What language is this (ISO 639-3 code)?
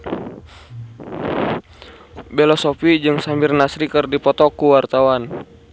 sun